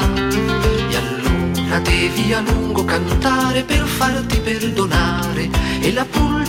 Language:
Italian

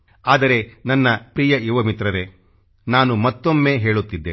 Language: Kannada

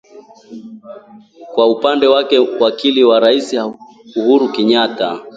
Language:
Swahili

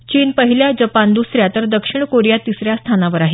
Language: Marathi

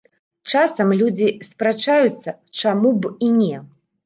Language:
Belarusian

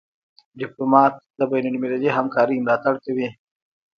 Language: Pashto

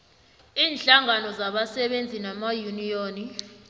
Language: South Ndebele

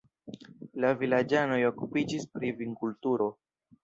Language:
Esperanto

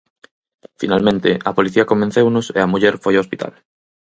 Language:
Galician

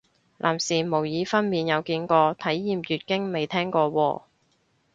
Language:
Cantonese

